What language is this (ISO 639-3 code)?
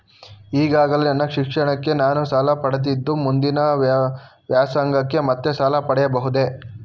kan